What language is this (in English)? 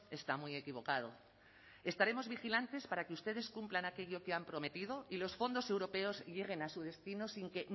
Spanish